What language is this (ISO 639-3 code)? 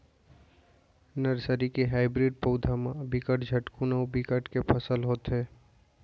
hne